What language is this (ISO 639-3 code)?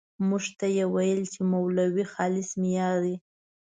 pus